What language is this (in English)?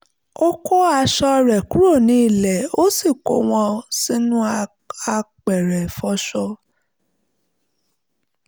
Yoruba